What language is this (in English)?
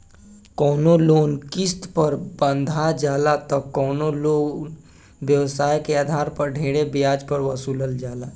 Bhojpuri